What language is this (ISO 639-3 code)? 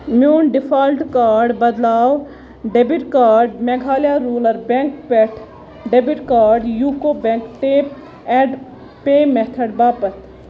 kas